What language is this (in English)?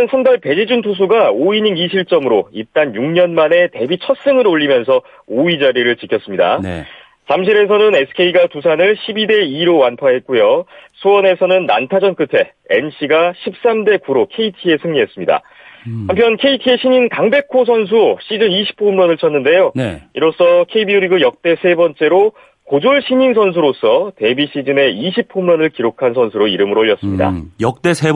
Korean